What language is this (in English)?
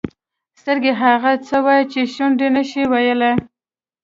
Pashto